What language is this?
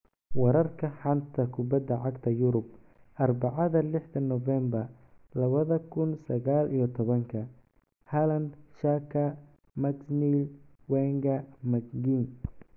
Somali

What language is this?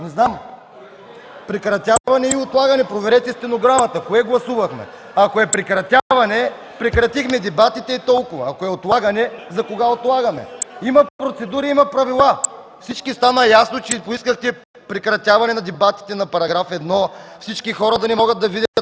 Bulgarian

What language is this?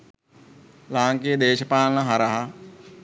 Sinhala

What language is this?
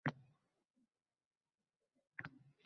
Uzbek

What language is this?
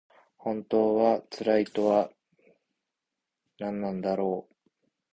Japanese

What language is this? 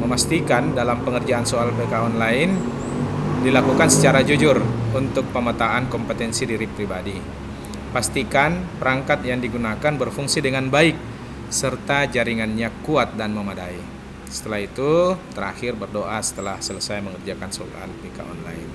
Indonesian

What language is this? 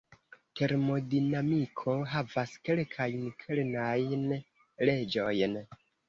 Esperanto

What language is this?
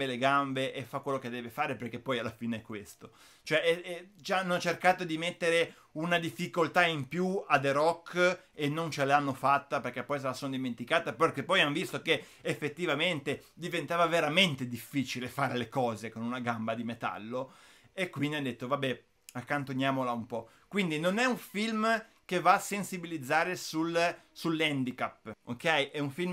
Italian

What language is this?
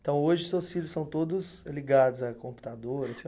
Portuguese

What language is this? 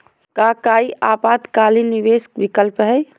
Magahi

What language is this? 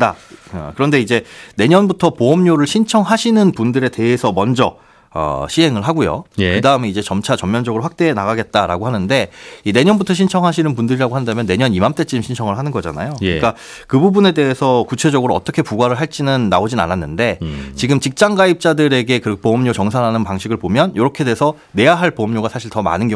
Korean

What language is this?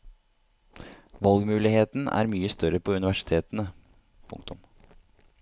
Norwegian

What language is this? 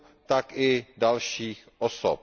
Czech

